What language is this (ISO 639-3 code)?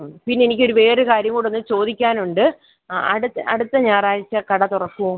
mal